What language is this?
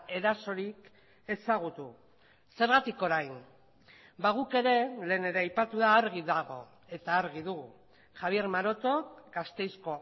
Basque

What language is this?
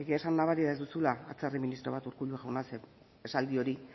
Basque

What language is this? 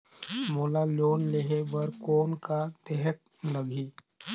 Chhattisgarhi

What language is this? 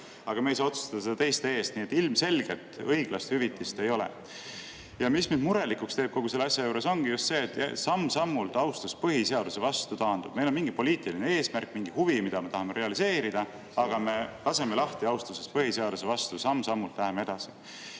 Estonian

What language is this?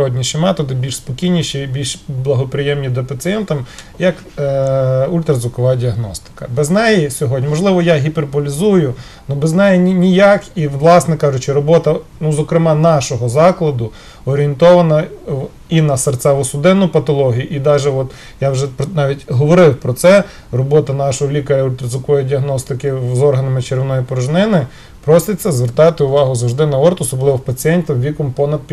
Ukrainian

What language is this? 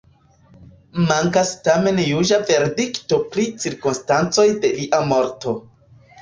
Esperanto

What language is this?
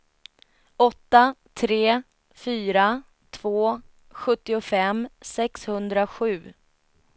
Swedish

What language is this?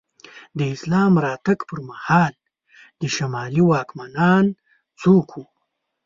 Pashto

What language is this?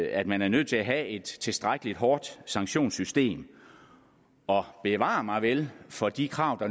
Danish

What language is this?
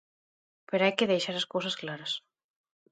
Galician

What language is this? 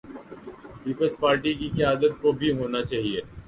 Urdu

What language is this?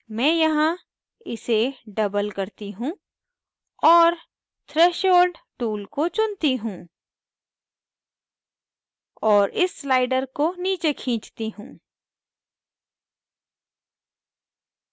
Hindi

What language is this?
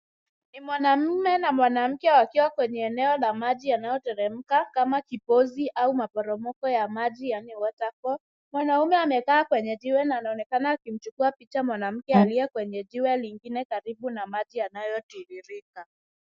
Swahili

